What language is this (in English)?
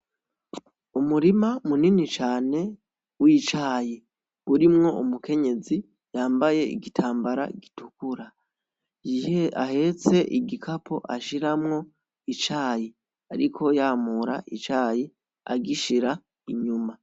Rundi